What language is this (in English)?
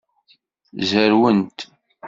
Kabyle